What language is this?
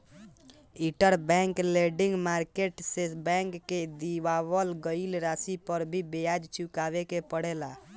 Bhojpuri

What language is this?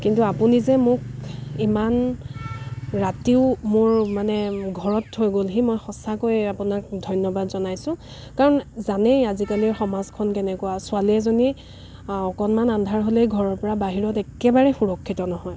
Assamese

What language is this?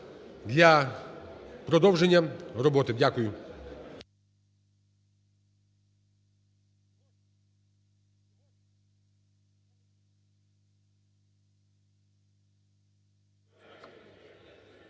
Ukrainian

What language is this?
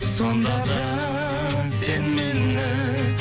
Kazakh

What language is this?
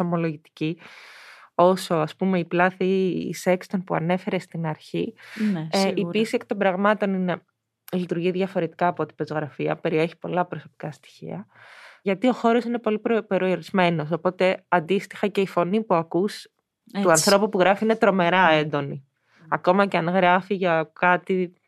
Greek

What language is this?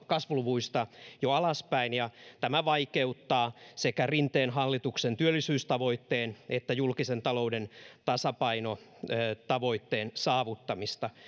Finnish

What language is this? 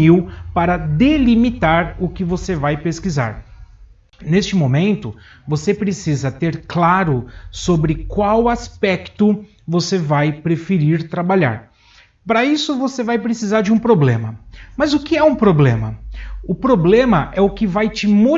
Portuguese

